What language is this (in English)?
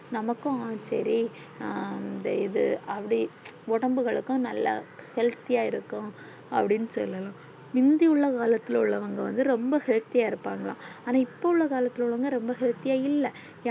Tamil